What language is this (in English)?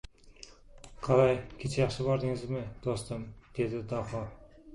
Uzbek